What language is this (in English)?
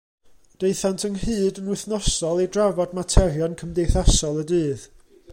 Welsh